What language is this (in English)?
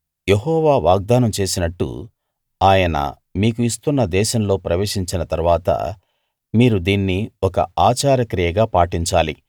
Telugu